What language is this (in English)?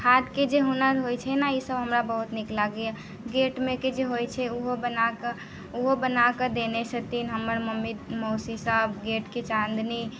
Maithili